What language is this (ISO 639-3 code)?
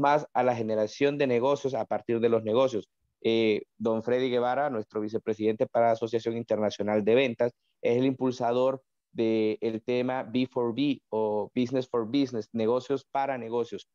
spa